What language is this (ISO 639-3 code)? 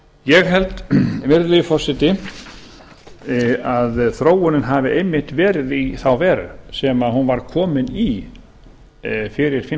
isl